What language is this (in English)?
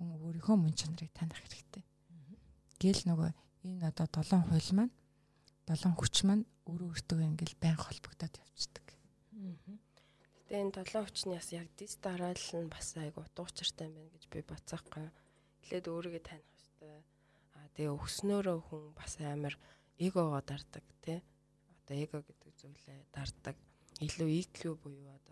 Russian